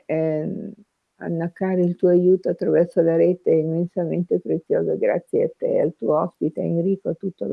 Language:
Italian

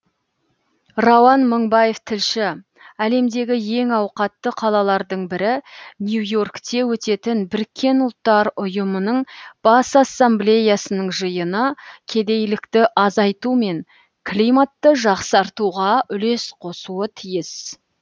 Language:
Kazakh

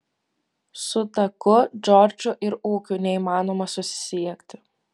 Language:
Lithuanian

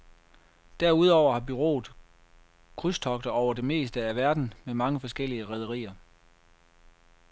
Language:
Danish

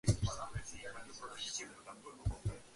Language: Georgian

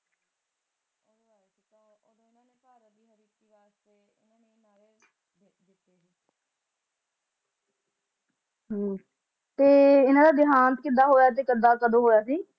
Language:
Punjabi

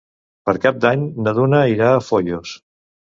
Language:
Catalan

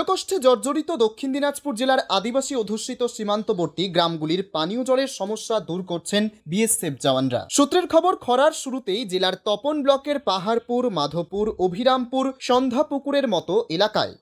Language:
Hindi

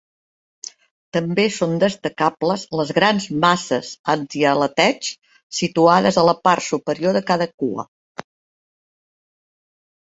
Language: Catalan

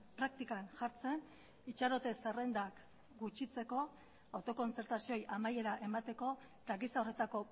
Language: Basque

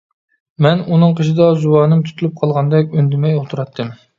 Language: Uyghur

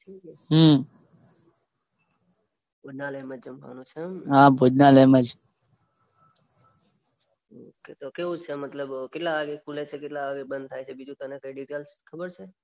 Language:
Gujarati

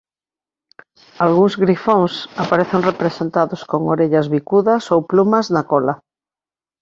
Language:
Galician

